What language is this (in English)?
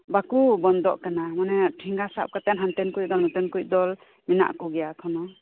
Santali